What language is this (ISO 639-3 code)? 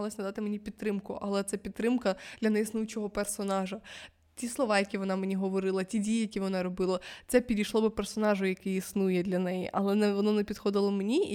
ukr